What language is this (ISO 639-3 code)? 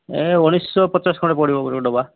ori